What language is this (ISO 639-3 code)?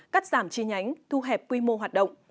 vie